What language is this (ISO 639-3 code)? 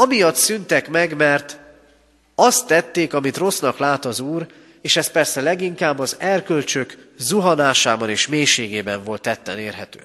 hun